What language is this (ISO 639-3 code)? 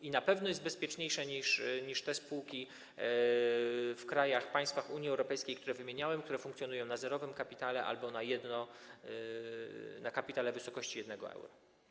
pol